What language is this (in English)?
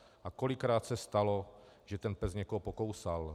Czech